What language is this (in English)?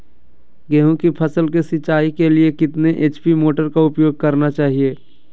Magahi